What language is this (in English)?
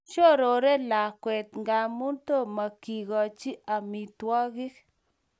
Kalenjin